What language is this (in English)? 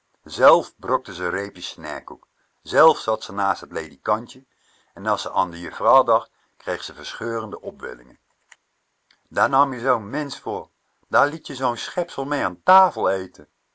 Dutch